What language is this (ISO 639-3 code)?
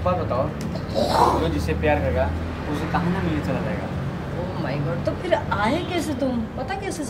hin